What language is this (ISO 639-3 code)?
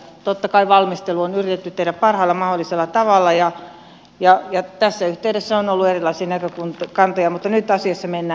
fin